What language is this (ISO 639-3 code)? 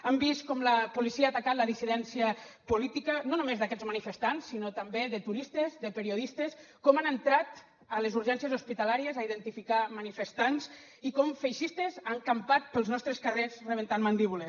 cat